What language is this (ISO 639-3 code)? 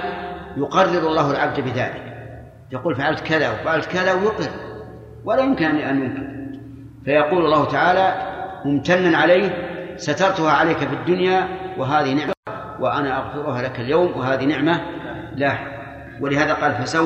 ara